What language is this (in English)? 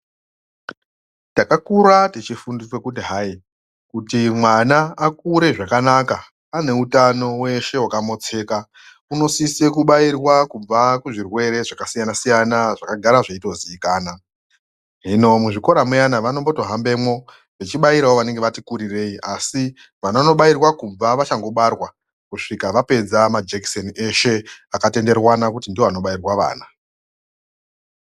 Ndau